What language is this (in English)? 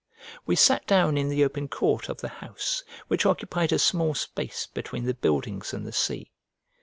English